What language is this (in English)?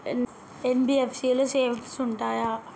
Telugu